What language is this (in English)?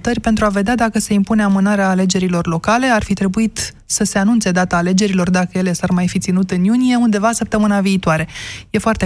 Romanian